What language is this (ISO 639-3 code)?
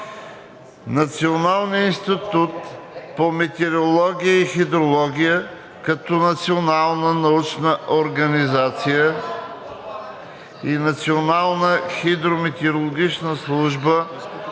bul